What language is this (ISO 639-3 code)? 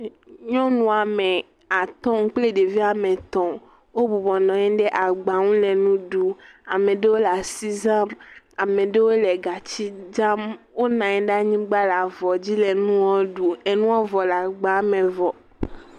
ewe